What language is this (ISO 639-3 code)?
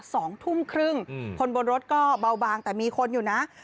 tha